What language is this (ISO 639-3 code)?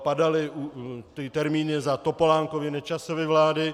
ces